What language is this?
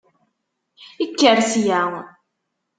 Kabyle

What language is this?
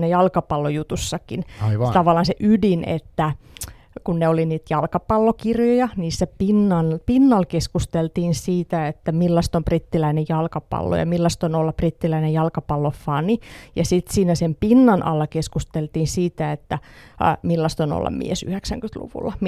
Finnish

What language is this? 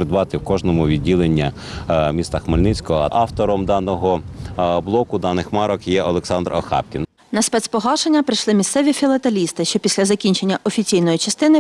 Ukrainian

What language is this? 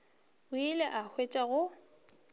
Northern Sotho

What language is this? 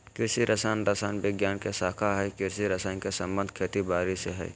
Magahi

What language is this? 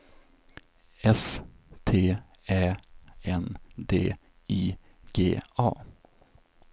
Swedish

